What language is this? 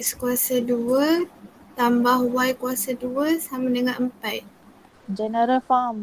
Malay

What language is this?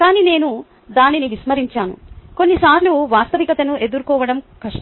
Telugu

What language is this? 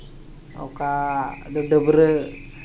Santali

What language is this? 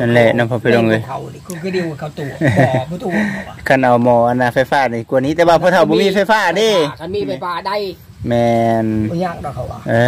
Thai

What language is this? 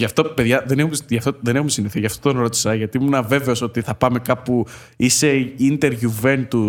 Greek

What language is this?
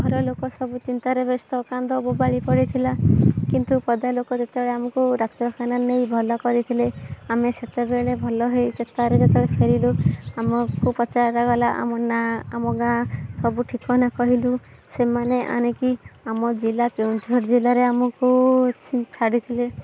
Odia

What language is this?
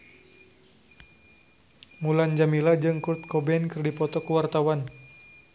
Sundanese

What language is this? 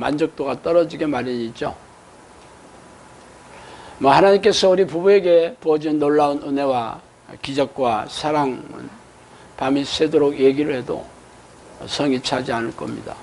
Korean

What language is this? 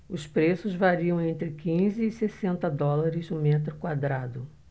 Portuguese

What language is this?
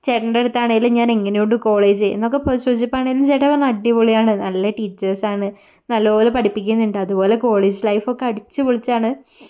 Malayalam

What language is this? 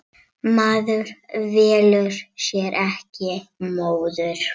Icelandic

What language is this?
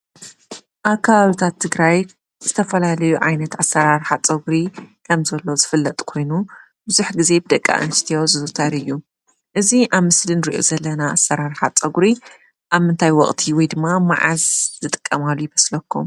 Tigrinya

